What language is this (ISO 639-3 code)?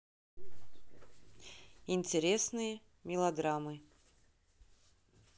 rus